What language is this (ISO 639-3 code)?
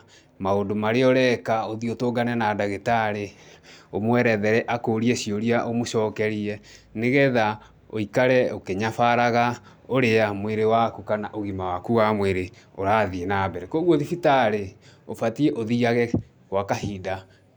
kik